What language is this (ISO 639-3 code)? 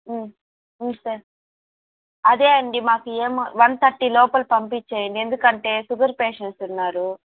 tel